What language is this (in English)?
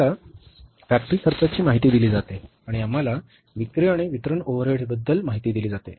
Marathi